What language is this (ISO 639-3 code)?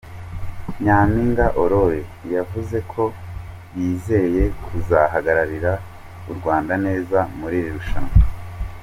kin